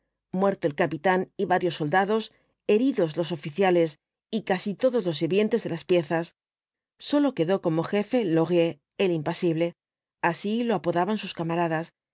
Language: Spanish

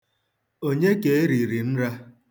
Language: Igbo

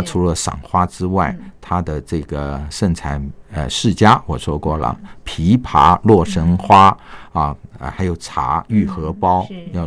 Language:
Chinese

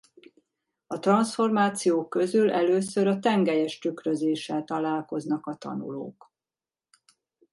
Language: Hungarian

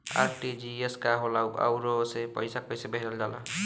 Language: Bhojpuri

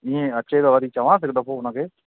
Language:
Sindhi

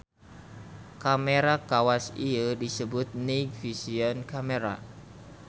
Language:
Sundanese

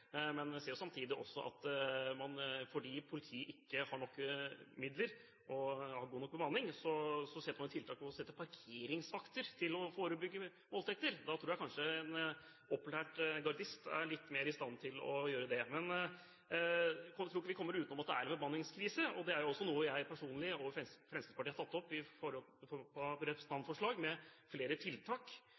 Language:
Norwegian Bokmål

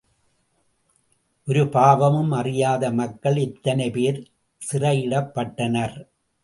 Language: Tamil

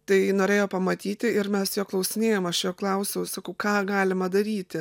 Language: Lithuanian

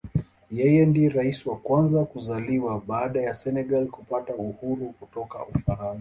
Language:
Swahili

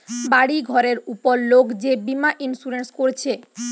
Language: Bangla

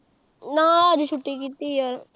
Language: Punjabi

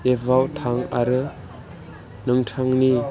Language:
Bodo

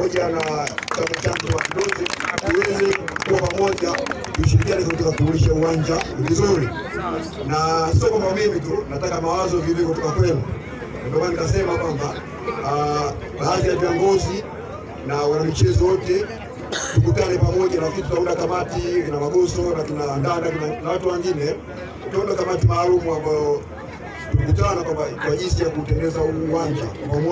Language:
Romanian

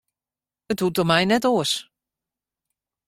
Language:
Western Frisian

